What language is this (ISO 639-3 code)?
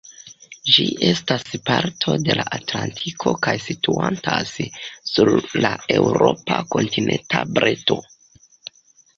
epo